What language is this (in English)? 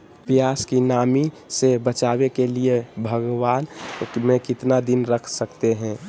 Magahi